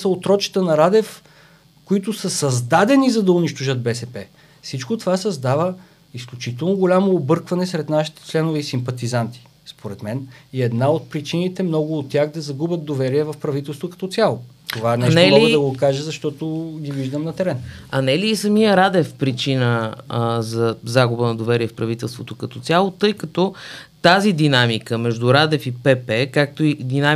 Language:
Bulgarian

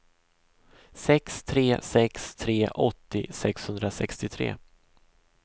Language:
Swedish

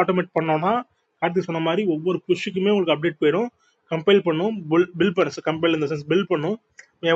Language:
Tamil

